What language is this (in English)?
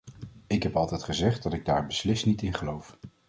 Dutch